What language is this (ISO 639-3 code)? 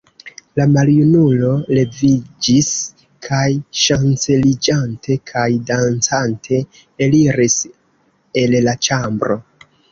epo